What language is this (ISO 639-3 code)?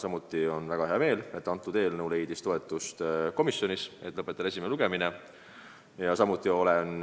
est